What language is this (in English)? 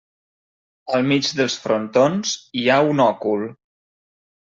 Catalan